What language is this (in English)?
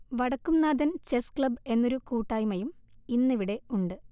Malayalam